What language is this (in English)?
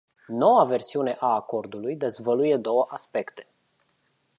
Romanian